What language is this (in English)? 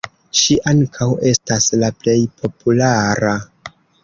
Esperanto